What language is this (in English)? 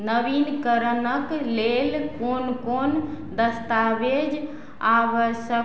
Maithili